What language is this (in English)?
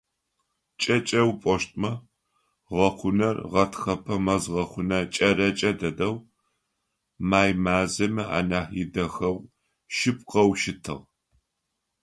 Adyghe